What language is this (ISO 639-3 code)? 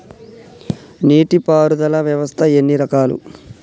tel